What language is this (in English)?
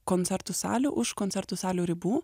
Lithuanian